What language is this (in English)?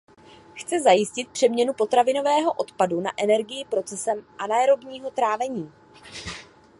Czech